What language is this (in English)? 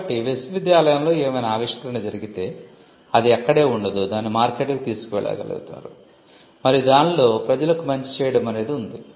Telugu